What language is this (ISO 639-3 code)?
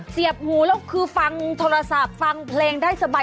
tha